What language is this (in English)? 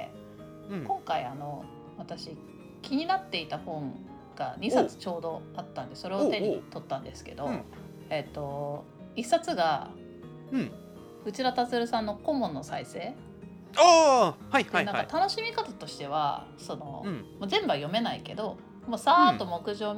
Japanese